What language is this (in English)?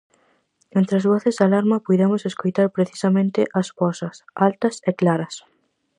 Galician